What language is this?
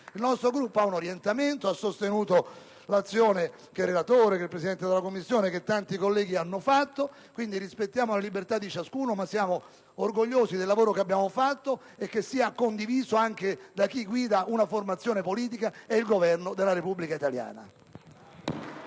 Italian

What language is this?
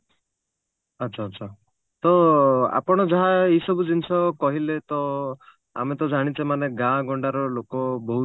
Odia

